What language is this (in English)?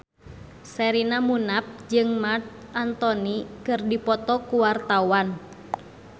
Sundanese